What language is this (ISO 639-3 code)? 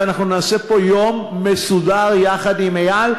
heb